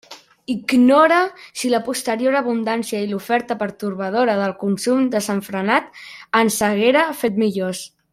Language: Catalan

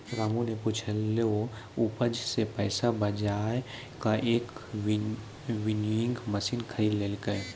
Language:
Maithili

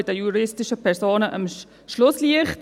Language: Swiss German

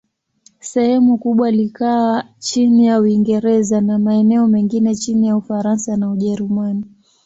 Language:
Swahili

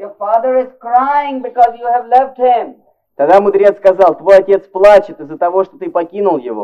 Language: Russian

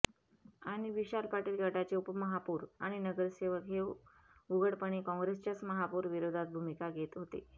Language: Marathi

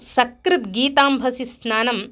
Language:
Sanskrit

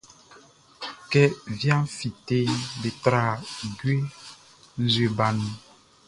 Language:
Baoulé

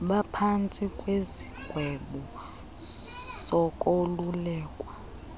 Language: Xhosa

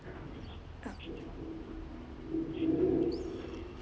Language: English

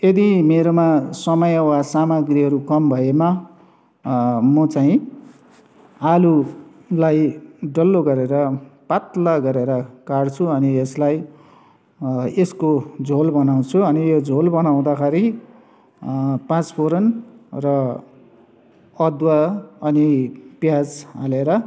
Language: Nepali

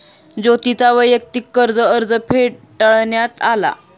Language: Marathi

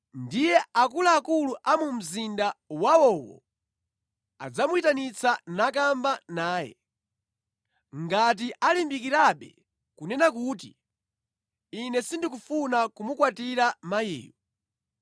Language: Nyanja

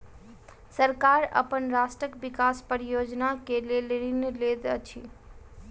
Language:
Maithili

